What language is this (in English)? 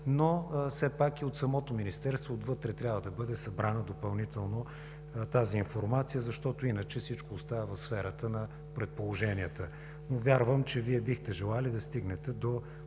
Bulgarian